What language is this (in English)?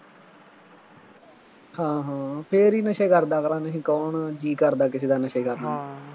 Punjabi